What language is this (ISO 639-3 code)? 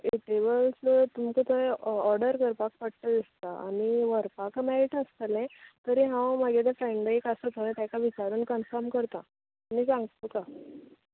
kok